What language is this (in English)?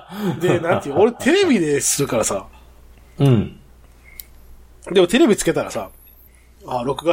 Japanese